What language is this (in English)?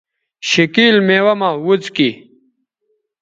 Bateri